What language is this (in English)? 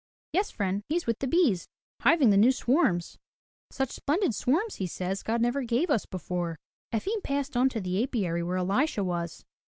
English